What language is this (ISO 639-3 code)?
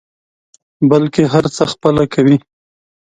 pus